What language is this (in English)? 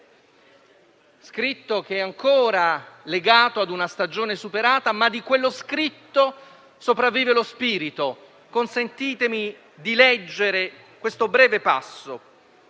Italian